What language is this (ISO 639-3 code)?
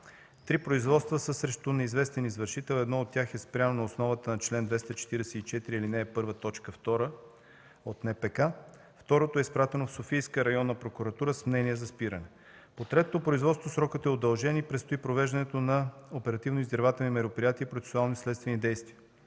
bul